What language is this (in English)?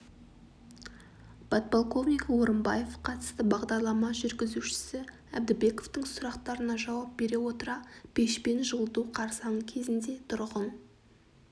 Kazakh